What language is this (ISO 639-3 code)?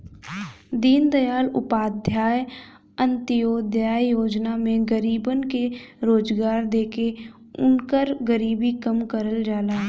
bho